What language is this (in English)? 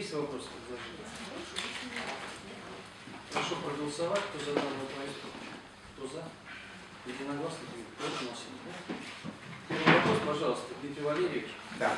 Russian